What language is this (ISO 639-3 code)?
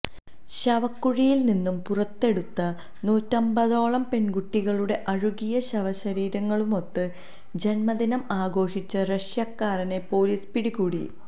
mal